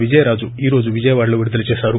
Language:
Telugu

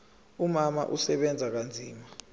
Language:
Zulu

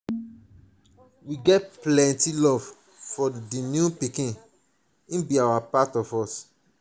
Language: Nigerian Pidgin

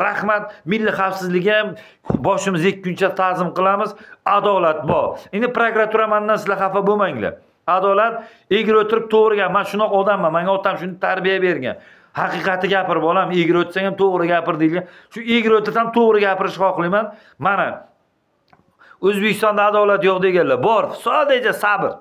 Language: Turkish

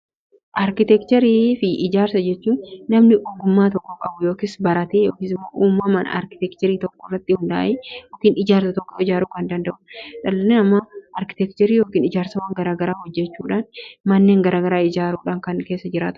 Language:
Oromo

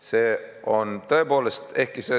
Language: Estonian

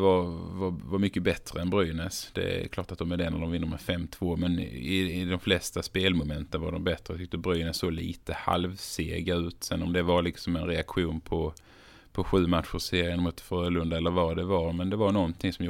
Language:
Swedish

